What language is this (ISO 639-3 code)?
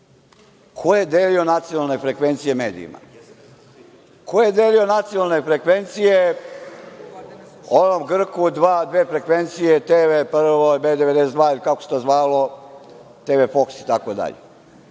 srp